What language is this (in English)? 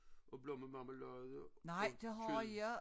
Danish